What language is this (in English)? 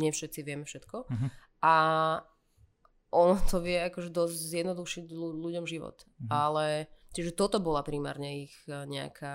Slovak